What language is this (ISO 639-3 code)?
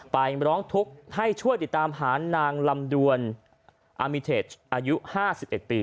tha